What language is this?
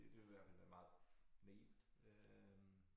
Danish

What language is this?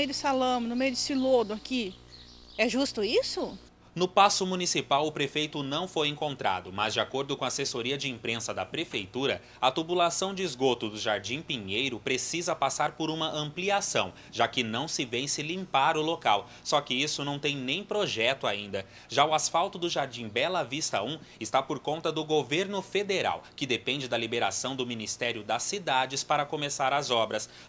Portuguese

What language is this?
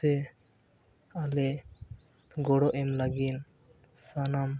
Santali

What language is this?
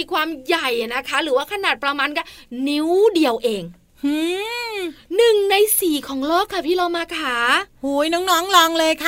Thai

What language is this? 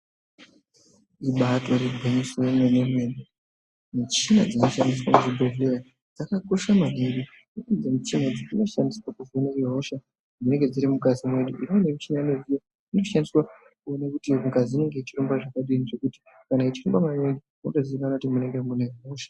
Ndau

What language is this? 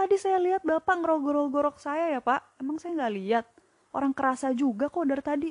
Indonesian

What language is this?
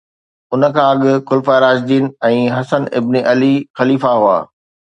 Sindhi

